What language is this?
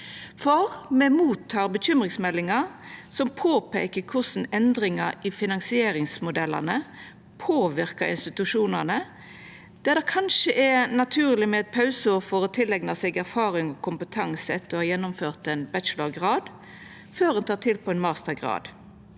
Norwegian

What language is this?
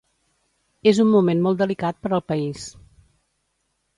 Catalan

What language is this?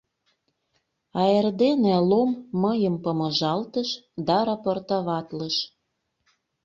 Mari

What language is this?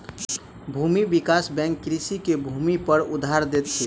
Maithili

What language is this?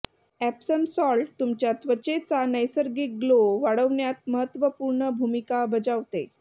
Marathi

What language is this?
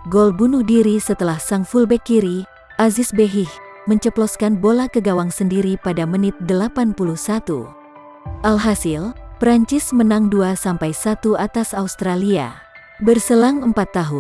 Indonesian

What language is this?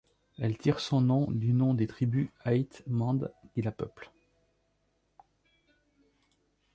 French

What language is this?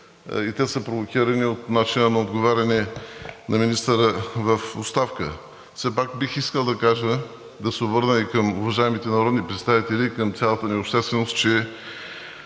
Bulgarian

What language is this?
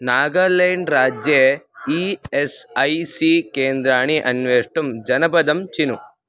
Sanskrit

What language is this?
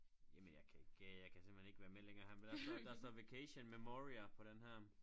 Danish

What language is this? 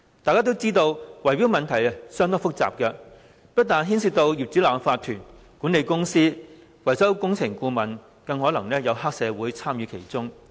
Cantonese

